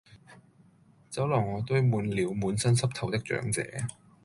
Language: Cantonese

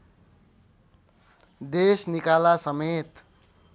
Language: Nepali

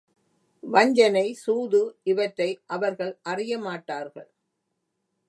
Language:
Tamil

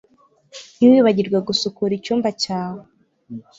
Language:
Kinyarwanda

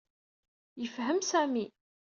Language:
Kabyle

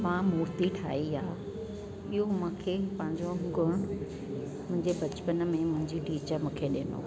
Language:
Sindhi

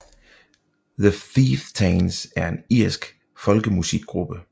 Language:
Danish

